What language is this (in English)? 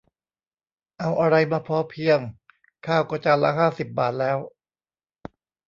Thai